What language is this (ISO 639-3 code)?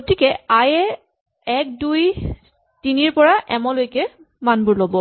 asm